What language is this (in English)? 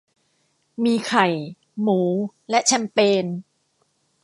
Thai